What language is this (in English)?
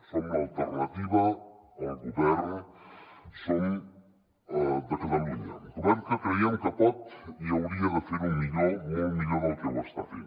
Catalan